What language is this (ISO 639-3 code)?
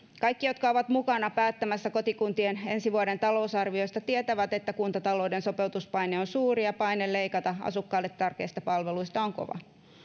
fin